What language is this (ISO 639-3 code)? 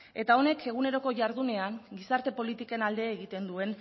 eus